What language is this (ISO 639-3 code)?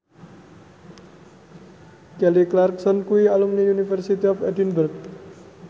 jav